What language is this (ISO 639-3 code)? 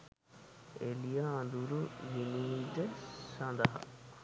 sin